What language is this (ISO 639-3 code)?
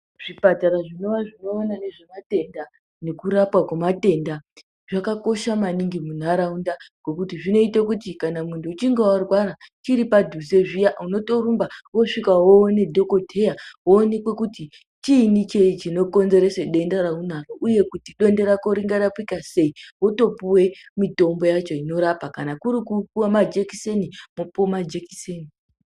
ndc